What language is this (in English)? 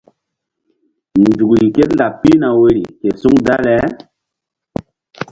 Mbum